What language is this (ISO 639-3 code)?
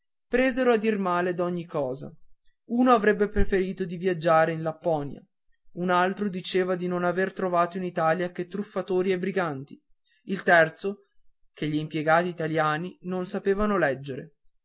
ita